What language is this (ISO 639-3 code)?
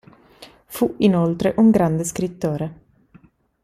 ita